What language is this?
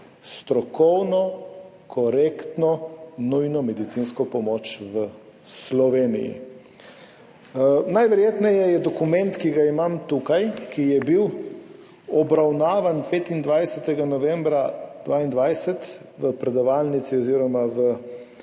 Slovenian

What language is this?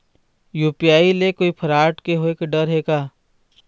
Chhattisgarhi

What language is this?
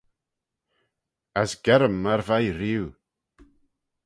Manx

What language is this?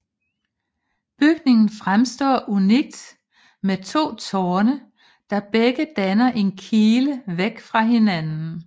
Danish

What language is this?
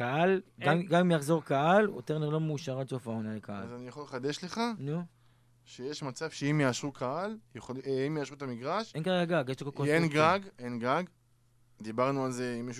Hebrew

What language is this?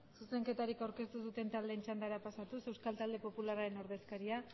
Basque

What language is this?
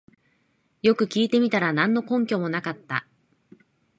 Japanese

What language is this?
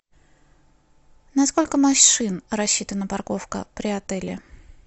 Russian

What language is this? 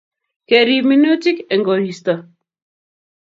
Kalenjin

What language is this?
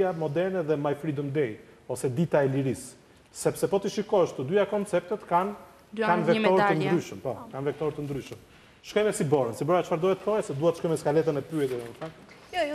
Romanian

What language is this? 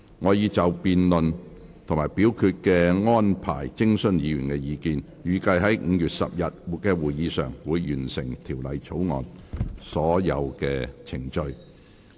Cantonese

